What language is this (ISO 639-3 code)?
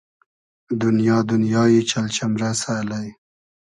haz